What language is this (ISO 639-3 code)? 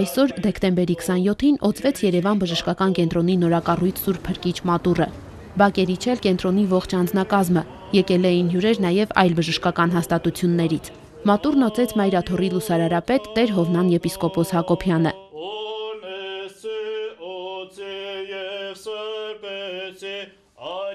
lav